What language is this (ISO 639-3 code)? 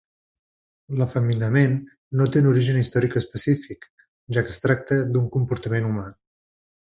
cat